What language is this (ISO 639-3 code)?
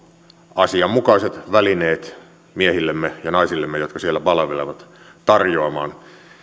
fin